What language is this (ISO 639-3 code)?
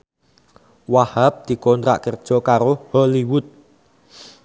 jav